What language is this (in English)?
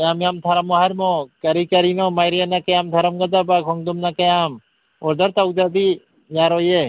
Manipuri